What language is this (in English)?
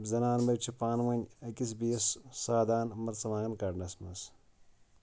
Kashmiri